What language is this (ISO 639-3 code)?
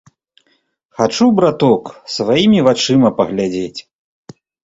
bel